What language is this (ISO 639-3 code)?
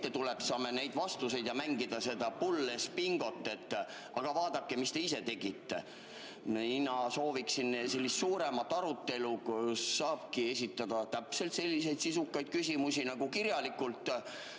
est